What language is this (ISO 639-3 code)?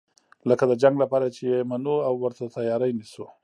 pus